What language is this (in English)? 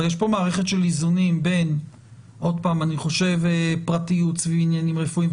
Hebrew